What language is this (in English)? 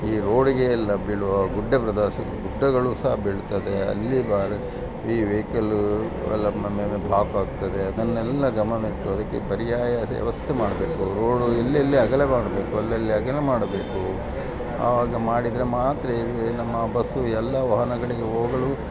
Kannada